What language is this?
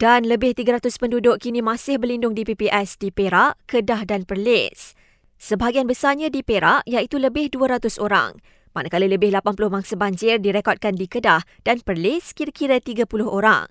Malay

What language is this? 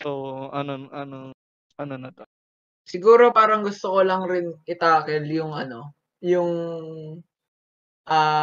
Filipino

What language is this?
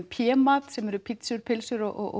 Icelandic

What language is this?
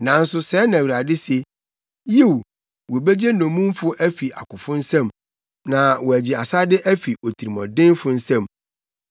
Akan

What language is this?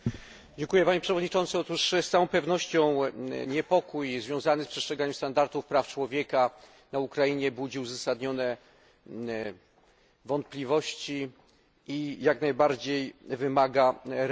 Polish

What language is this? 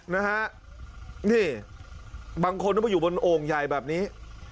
Thai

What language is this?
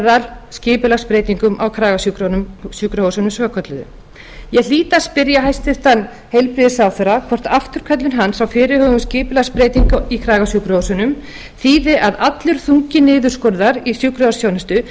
Icelandic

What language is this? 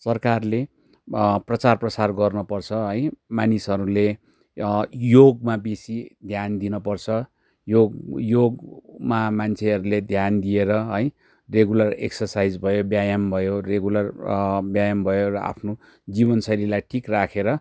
Nepali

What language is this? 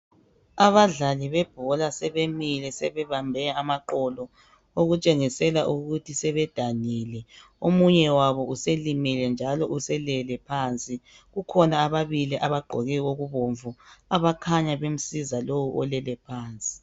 North Ndebele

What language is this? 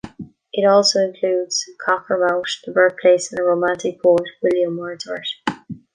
English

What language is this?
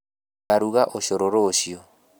Kikuyu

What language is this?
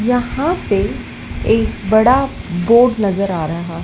Hindi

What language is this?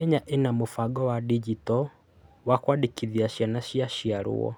Kikuyu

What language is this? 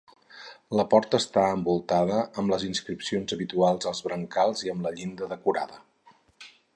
Catalan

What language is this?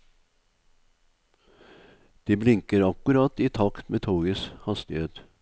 Norwegian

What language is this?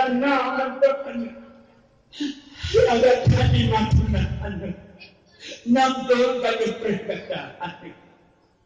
Malay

